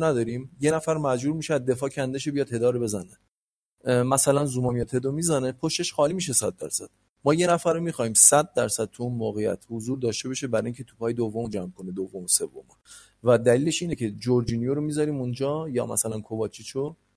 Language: Persian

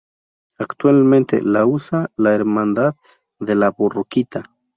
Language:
Spanish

